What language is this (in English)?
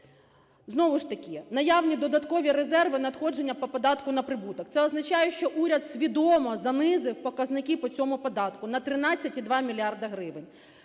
Ukrainian